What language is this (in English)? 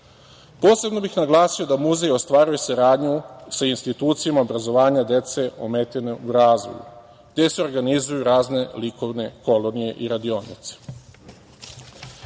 Serbian